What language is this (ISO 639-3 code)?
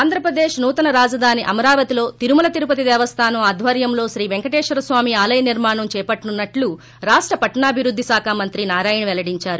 tel